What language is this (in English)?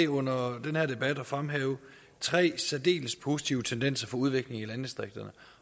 Danish